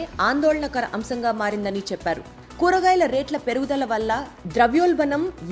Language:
Telugu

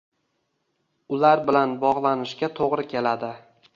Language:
Uzbek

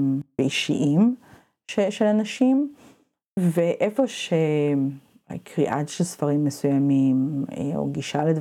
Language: Hebrew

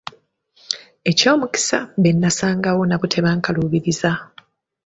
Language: Ganda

